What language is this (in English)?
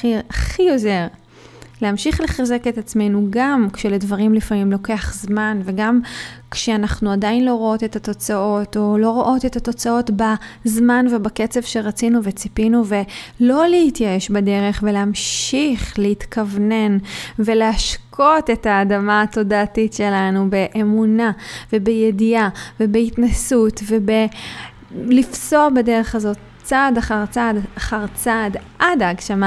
Hebrew